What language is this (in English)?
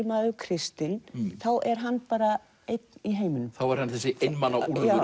Icelandic